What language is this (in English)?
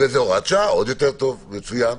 Hebrew